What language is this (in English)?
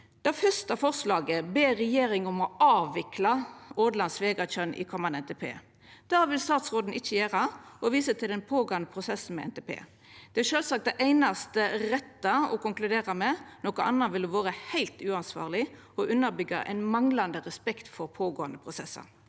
Norwegian